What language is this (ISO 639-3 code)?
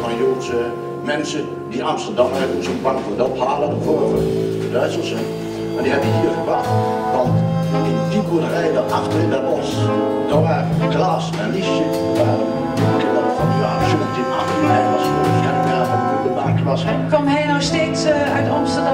nld